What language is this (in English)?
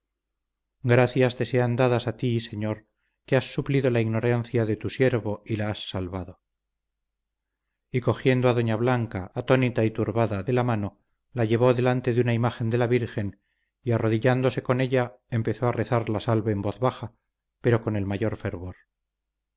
Spanish